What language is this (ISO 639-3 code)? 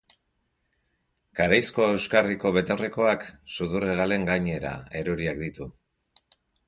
eus